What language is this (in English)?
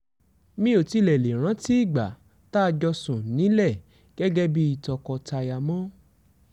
Yoruba